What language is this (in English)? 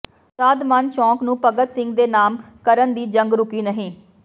Punjabi